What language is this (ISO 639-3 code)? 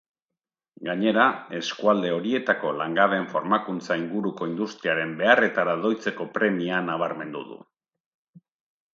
eus